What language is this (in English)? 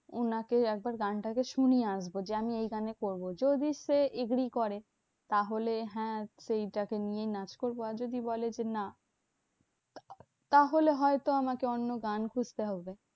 Bangla